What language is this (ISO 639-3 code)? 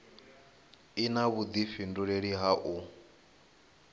ven